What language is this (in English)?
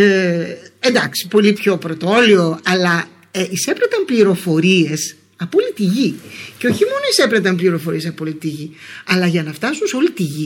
Greek